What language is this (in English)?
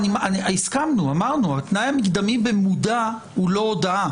Hebrew